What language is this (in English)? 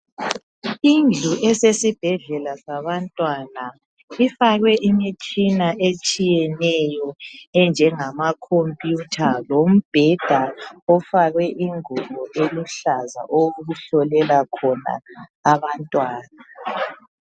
North Ndebele